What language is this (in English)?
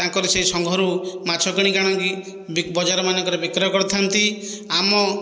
Odia